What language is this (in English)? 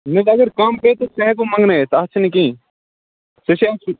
Kashmiri